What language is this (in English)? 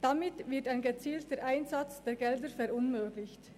Swiss German